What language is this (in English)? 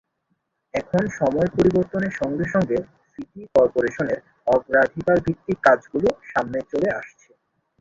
Bangla